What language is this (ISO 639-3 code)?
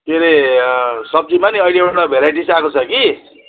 nep